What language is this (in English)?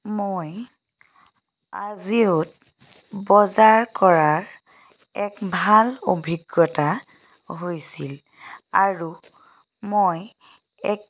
Assamese